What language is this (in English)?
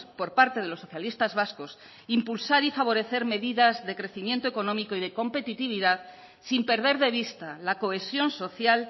Spanish